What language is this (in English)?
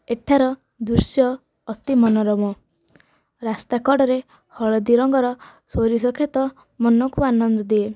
Odia